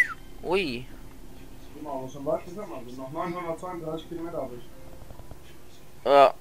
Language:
German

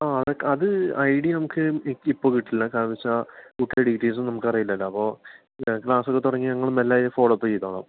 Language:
Malayalam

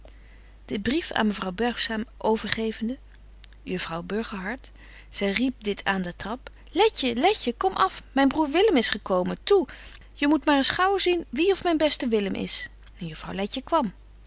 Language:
Dutch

